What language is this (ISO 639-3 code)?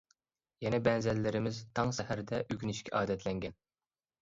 uig